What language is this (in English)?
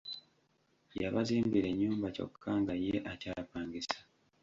Ganda